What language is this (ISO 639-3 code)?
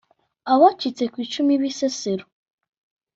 kin